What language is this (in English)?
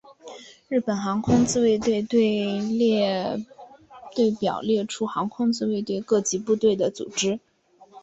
Chinese